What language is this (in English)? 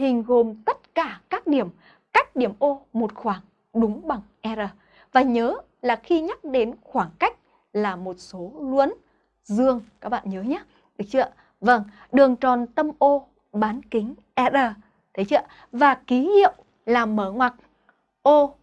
Vietnamese